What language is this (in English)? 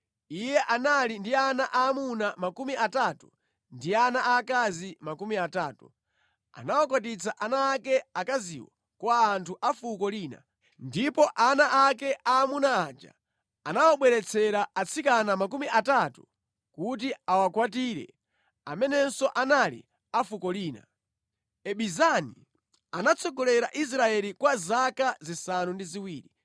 Nyanja